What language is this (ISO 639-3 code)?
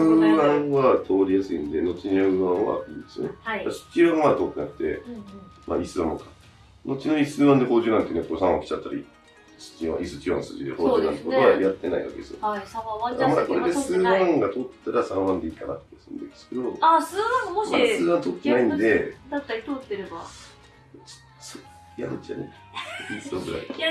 jpn